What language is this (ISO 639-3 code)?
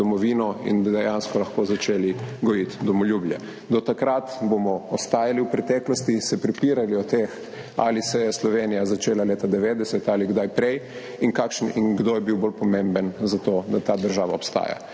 slv